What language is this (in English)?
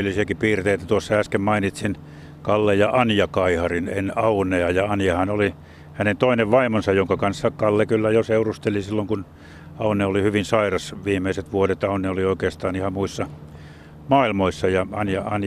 Finnish